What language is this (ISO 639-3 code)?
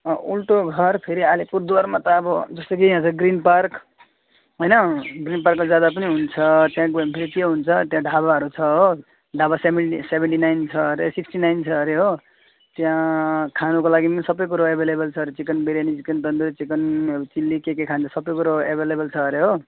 nep